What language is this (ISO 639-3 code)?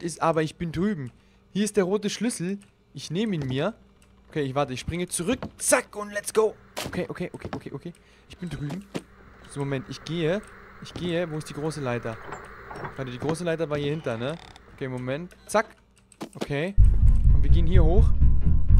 deu